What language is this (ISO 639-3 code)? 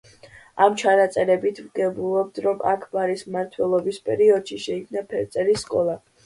kat